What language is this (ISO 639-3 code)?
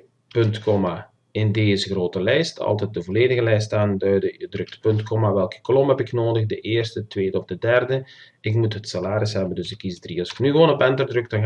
nld